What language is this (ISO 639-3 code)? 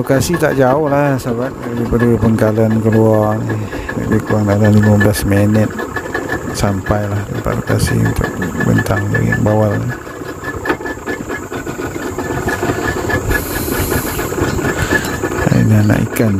msa